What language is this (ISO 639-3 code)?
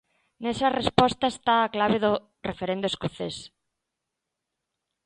glg